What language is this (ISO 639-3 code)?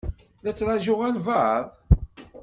kab